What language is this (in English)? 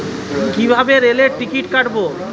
Bangla